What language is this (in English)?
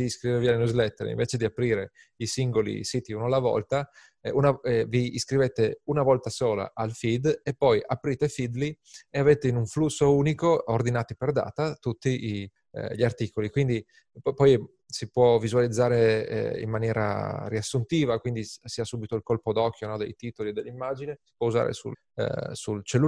Italian